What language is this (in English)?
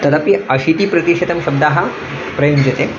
Sanskrit